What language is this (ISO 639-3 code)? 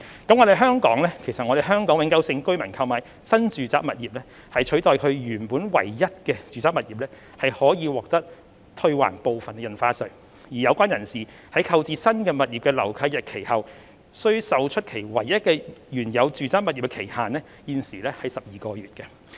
yue